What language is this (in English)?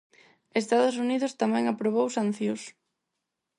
Galician